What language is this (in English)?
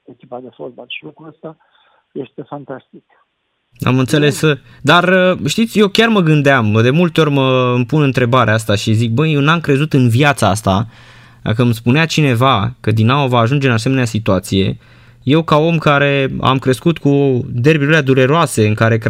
Romanian